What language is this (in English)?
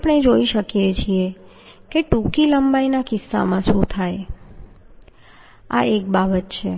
Gujarati